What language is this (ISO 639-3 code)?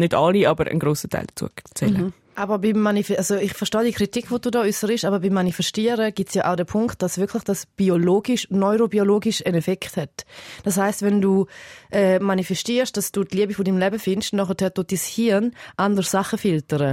deu